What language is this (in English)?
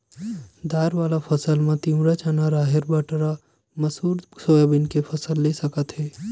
Chhattisgarhi